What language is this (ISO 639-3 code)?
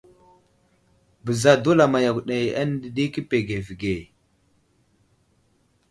udl